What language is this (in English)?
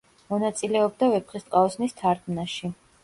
Georgian